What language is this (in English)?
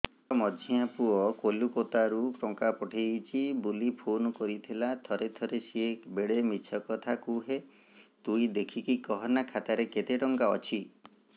Odia